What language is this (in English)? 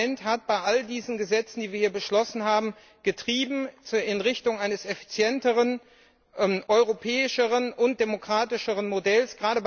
German